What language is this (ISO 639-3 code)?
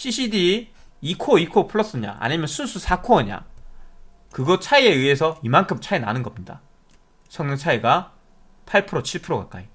kor